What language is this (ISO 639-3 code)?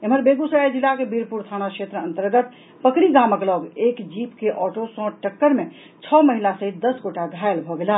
mai